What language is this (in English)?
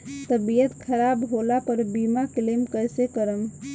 Bhojpuri